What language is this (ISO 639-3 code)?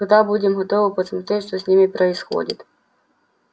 rus